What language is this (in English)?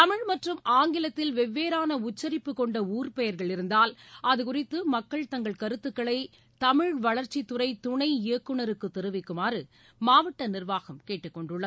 Tamil